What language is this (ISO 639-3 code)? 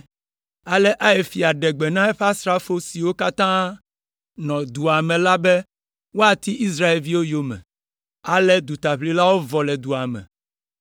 ewe